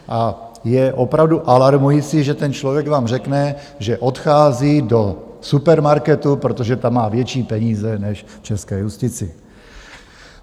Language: Czech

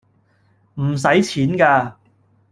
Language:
Cantonese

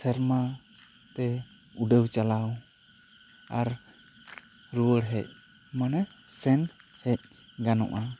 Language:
Santali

